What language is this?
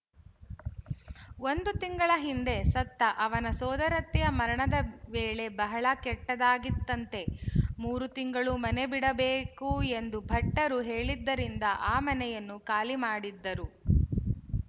Kannada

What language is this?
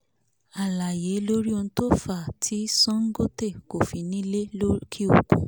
Yoruba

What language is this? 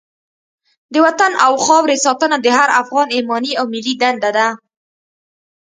Pashto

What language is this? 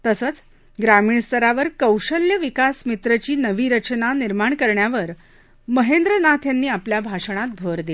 Marathi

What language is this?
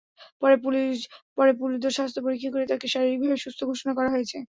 Bangla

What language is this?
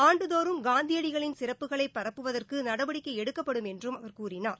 Tamil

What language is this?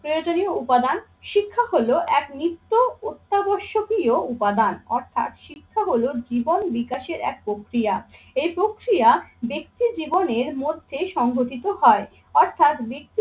Bangla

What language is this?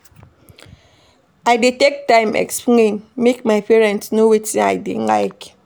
Nigerian Pidgin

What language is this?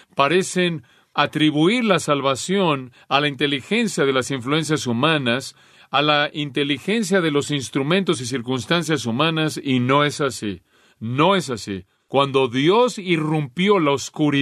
Spanish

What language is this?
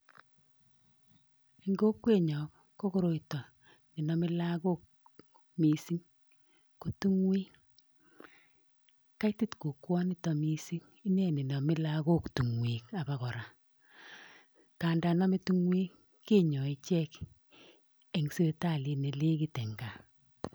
Kalenjin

